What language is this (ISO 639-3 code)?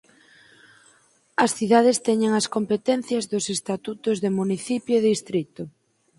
glg